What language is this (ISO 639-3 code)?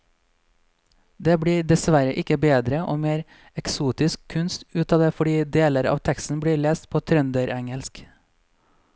nor